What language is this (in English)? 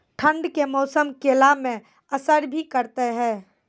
Maithili